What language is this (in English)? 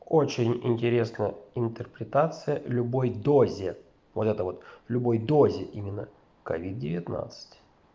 Russian